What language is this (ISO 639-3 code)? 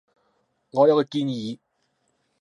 yue